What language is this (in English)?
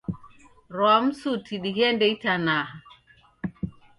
Taita